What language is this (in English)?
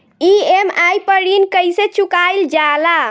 Bhojpuri